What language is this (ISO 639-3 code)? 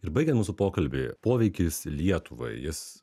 lit